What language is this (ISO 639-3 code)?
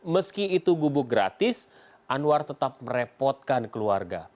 ind